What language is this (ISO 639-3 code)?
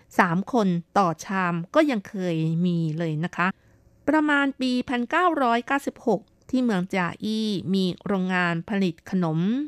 tha